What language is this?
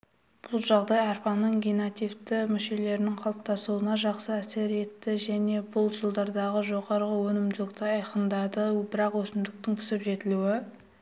Kazakh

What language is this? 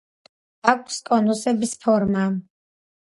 Georgian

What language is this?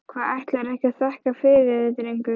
Icelandic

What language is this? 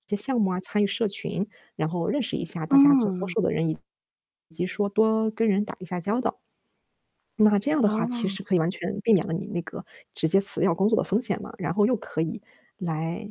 Chinese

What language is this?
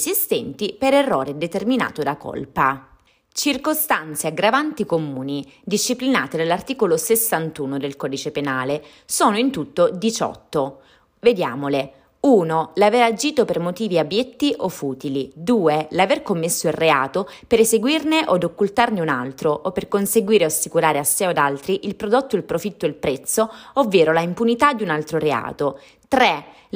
Italian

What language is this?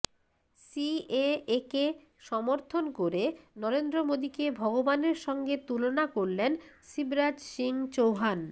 Bangla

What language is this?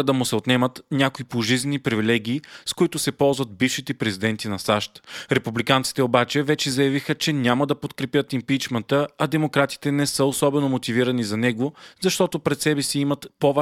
Bulgarian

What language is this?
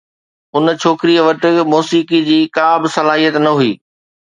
Sindhi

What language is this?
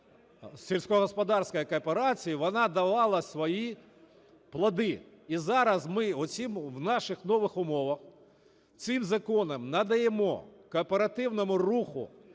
Ukrainian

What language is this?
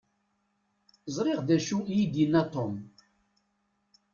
Kabyle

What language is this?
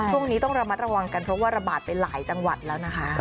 Thai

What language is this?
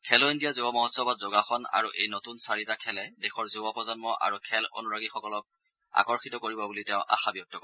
Assamese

